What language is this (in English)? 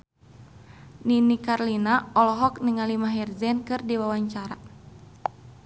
Sundanese